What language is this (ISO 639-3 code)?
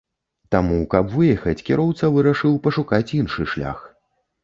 bel